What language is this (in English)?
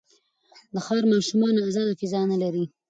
Pashto